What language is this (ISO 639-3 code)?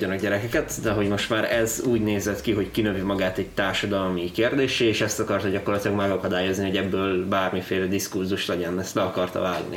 hun